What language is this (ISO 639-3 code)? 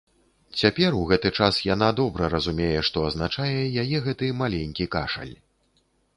bel